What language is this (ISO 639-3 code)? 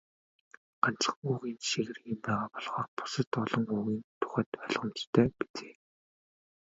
mon